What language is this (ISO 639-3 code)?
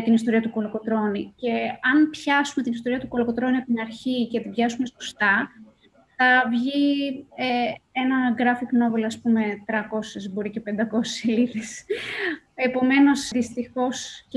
ell